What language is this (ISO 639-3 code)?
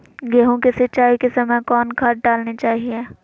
mag